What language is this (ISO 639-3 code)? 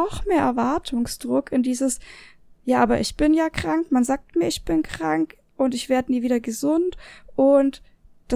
deu